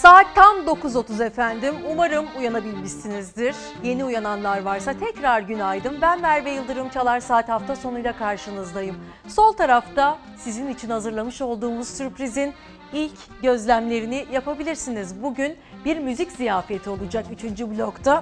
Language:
Turkish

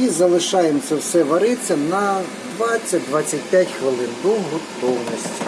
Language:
Ukrainian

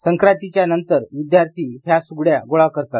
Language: Marathi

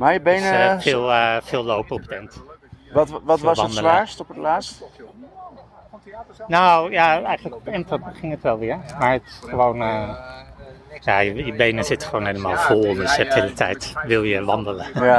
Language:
Dutch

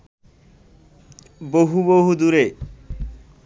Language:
Bangla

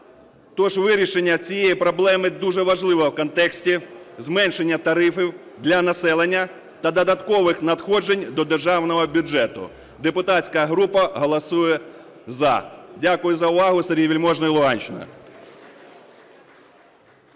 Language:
Ukrainian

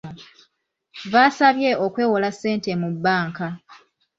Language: Ganda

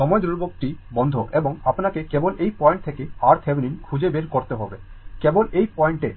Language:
Bangla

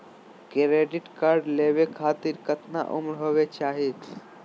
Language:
Magahi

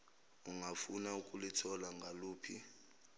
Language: Zulu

